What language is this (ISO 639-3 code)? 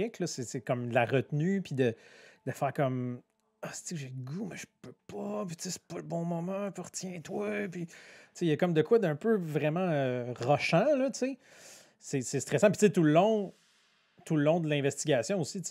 fra